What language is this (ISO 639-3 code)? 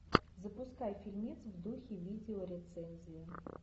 rus